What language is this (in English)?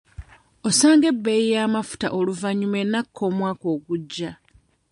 Ganda